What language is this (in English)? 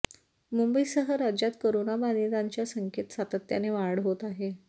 Marathi